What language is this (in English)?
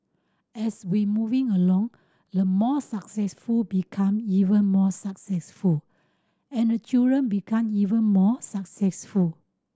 English